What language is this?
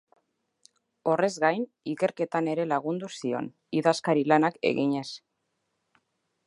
Basque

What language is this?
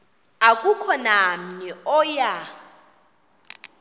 Xhosa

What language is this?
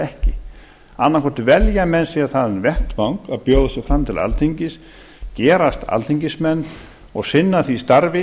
Icelandic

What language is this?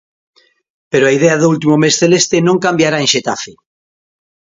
Galician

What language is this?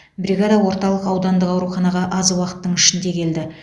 Kazakh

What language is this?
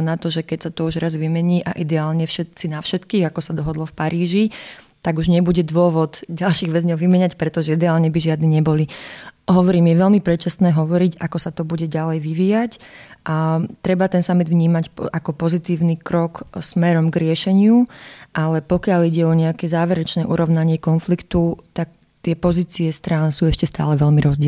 Slovak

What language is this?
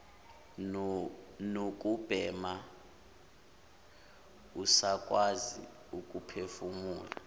Zulu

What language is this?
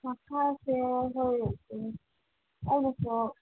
Manipuri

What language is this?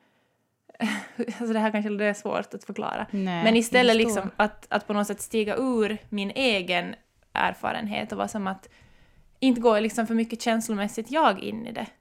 Swedish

